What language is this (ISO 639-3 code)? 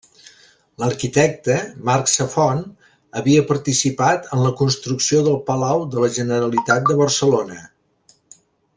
cat